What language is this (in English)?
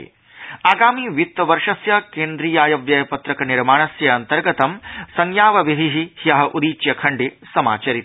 Sanskrit